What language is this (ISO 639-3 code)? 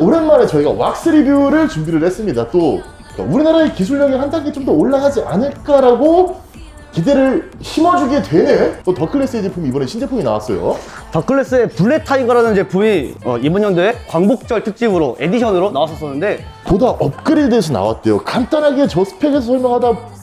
kor